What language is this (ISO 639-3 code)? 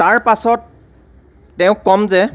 asm